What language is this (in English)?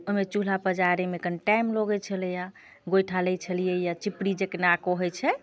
Maithili